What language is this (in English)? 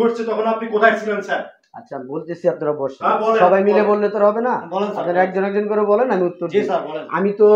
Turkish